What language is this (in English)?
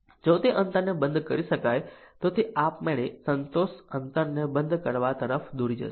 Gujarati